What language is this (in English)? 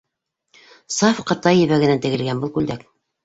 Bashkir